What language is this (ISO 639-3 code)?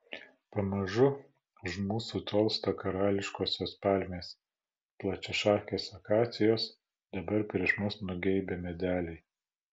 lit